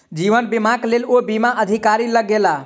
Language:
Maithili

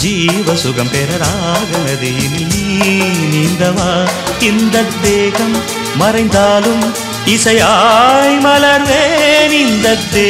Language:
Hindi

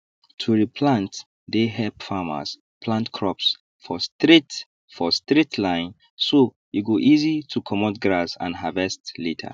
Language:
Nigerian Pidgin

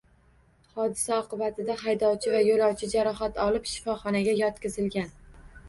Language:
Uzbek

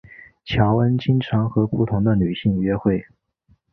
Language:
Chinese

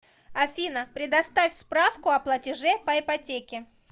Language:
Russian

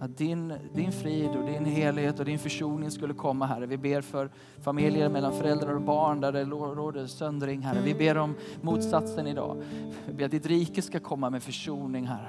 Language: Swedish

